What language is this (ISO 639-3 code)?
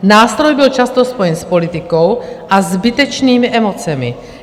ces